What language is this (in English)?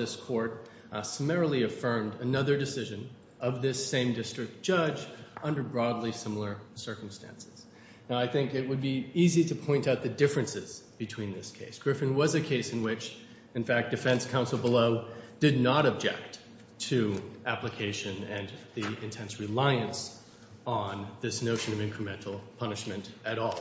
English